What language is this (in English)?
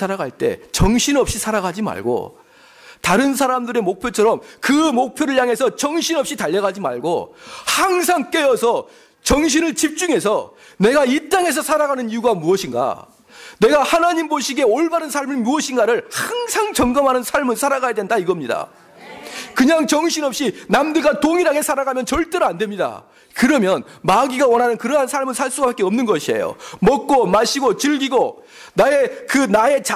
Korean